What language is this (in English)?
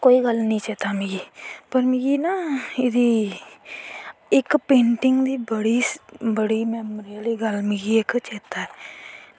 Dogri